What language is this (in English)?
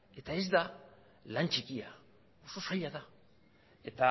Basque